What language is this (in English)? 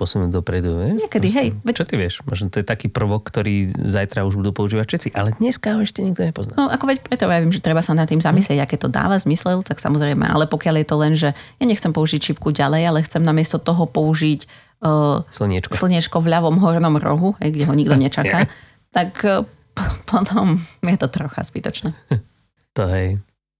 Slovak